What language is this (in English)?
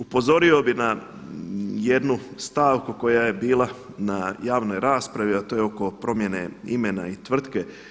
Croatian